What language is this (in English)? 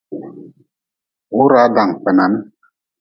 Nawdm